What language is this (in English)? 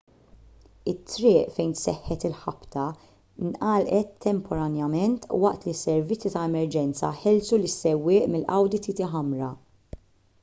Maltese